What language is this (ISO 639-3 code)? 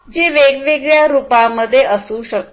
mar